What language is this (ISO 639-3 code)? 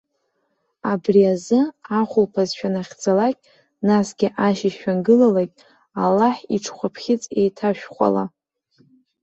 abk